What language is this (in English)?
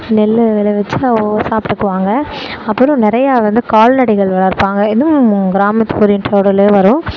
Tamil